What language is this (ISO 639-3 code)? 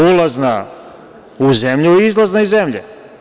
srp